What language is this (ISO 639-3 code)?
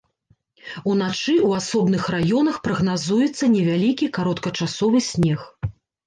bel